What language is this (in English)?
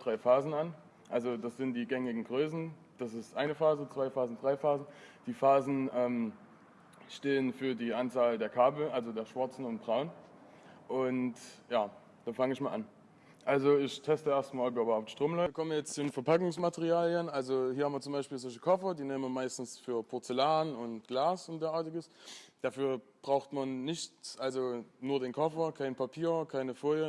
German